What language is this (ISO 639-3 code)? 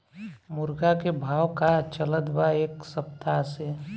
bho